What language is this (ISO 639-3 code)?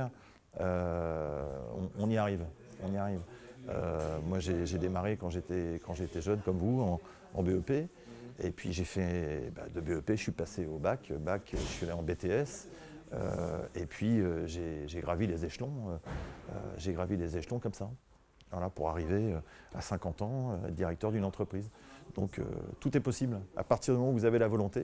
fra